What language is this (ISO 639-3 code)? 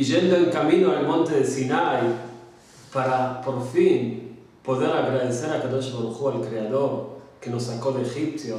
spa